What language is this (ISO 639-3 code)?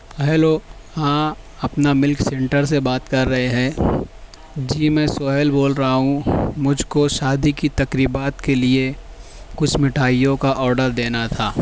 urd